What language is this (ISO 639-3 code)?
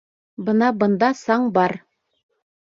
bak